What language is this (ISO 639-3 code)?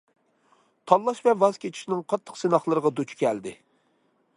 uig